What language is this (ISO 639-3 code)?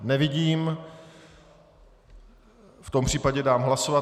ces